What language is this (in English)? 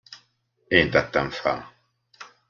Hungarian